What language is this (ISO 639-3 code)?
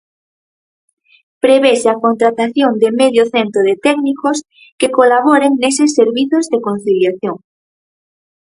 glg